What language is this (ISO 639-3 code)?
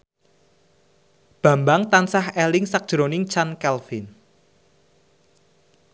jav